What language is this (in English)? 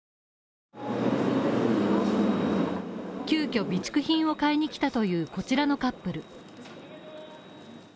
Japanese